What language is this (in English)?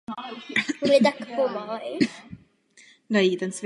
Czech